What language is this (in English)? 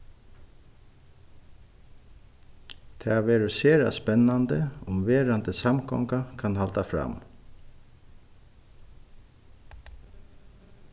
Faroese